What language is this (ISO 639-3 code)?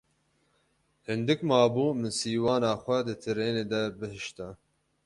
kur